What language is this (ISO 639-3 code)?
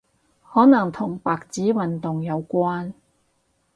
yue